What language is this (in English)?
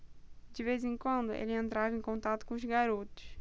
Portuguese